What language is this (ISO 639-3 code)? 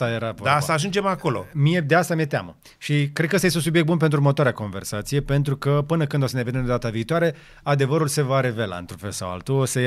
ron